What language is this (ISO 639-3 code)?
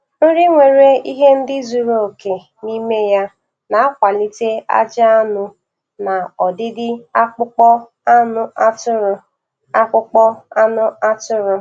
ibo